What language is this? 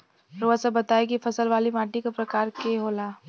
Bhojpuri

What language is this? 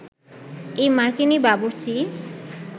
Bangla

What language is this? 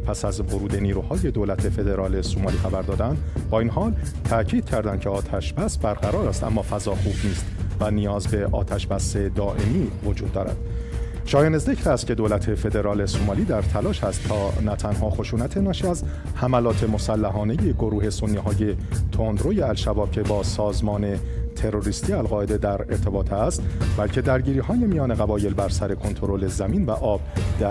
Persian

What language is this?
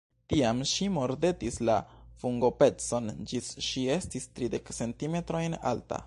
Esperanto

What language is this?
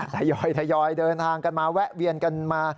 Thai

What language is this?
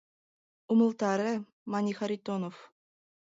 Mari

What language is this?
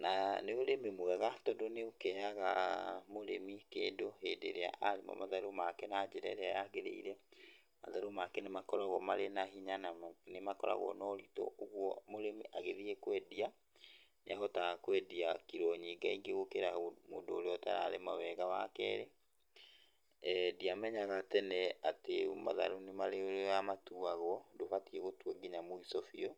Kikuyu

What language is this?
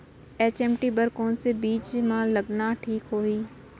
Chhattisgarhi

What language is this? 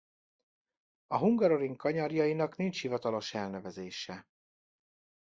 Hungarian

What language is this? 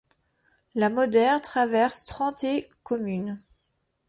French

